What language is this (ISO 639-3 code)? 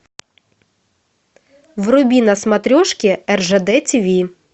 rus